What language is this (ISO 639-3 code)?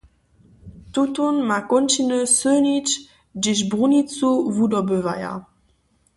hsb